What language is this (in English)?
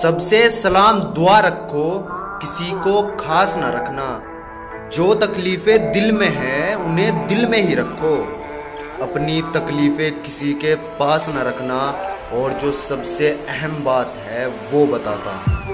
Hindi